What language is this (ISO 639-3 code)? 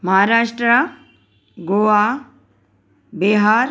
snd